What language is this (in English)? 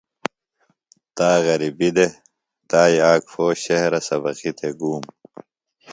Phalura